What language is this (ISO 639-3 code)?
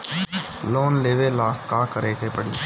bho